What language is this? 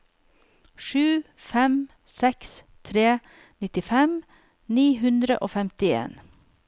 Norwegian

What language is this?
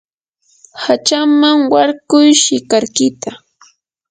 Yanahuanca Pasco Quechua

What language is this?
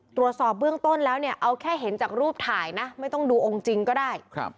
Thai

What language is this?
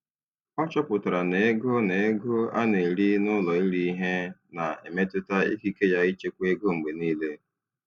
Igbo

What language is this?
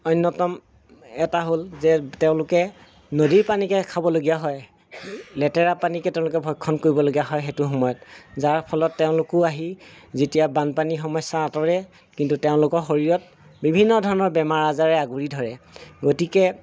Assamese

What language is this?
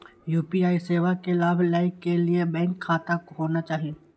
Maithili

